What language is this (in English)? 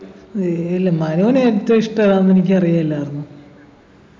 Malayalam